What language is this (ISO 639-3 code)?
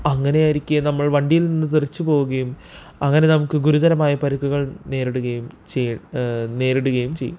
mal